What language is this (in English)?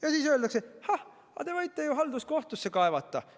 Estonian